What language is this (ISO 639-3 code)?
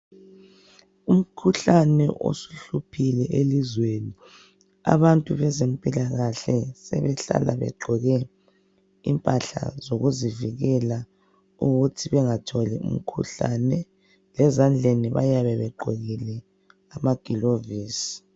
nde